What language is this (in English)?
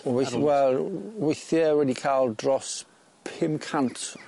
Welsh